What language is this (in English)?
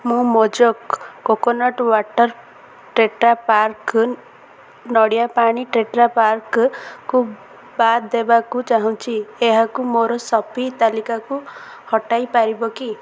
Odia